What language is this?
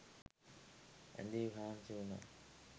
Sinhala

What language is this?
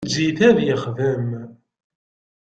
Kabyle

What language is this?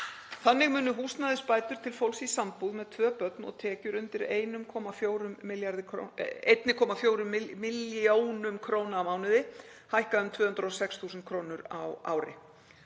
Icelandic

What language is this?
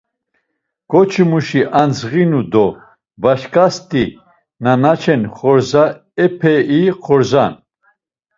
Laz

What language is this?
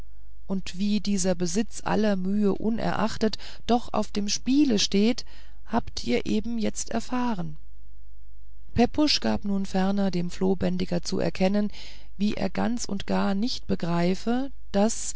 German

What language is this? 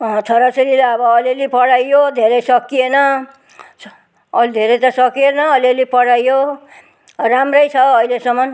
Nepali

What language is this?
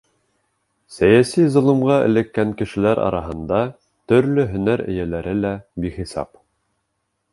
Bashkir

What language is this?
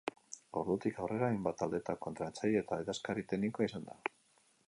Basque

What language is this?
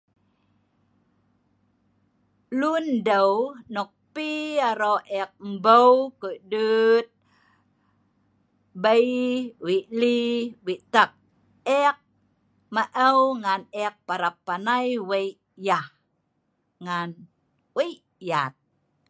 Sa'ban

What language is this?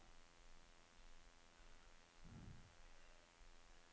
Norwegian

